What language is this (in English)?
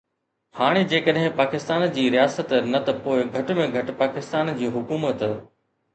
Sindhi